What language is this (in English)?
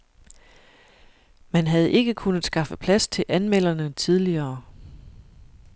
Danish